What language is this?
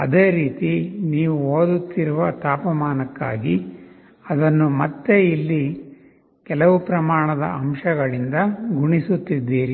Kannada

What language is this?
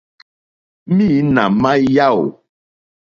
Mokpwe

